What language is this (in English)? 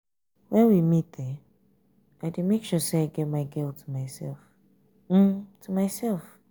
Nigerian Pidgin